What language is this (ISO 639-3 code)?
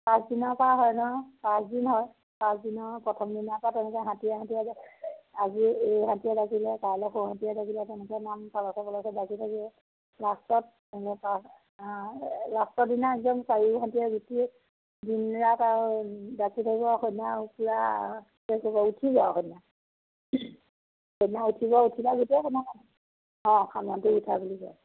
asm